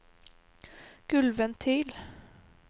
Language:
Norwegian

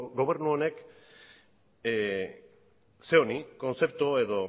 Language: Basque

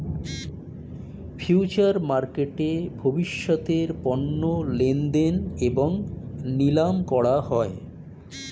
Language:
Bangla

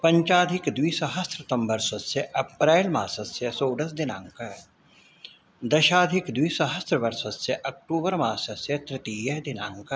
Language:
Sanskrit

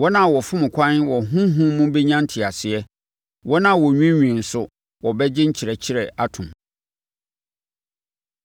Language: Akan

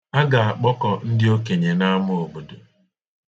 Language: Igbo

